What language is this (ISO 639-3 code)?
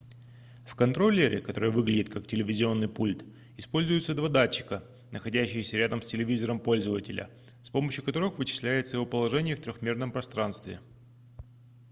rus